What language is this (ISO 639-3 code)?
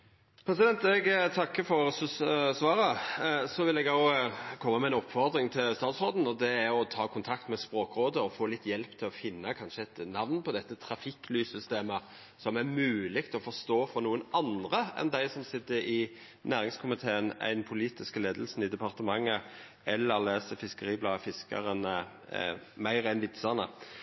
nno